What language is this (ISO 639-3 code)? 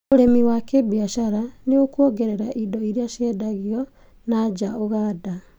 kik